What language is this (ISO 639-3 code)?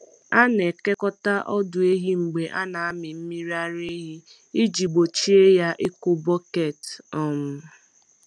ibo